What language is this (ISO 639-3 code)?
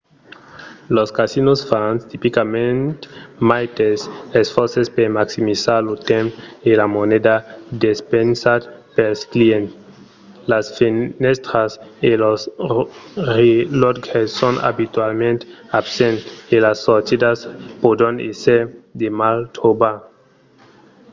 oci